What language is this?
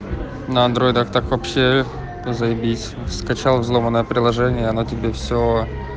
Russian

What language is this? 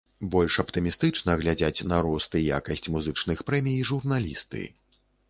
Belarusian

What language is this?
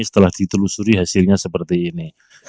Indonesian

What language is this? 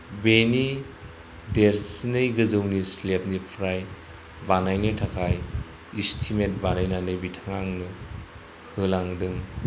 Bodo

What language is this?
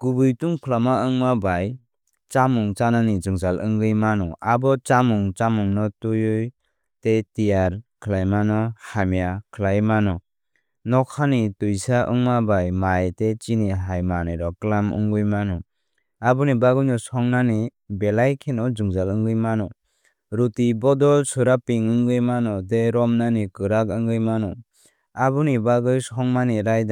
Kok Borok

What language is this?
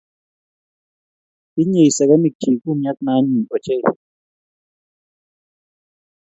Kalenjin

